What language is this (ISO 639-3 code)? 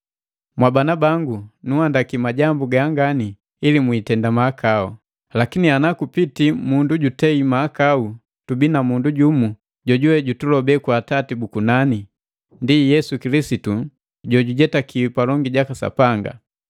mgv